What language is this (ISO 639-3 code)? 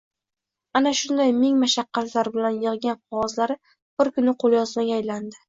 uzb